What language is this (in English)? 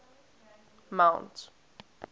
English